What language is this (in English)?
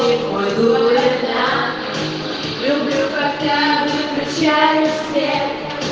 Russian